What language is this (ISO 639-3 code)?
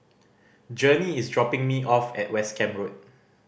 eng